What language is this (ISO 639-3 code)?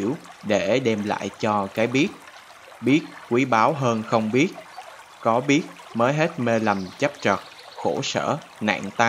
vie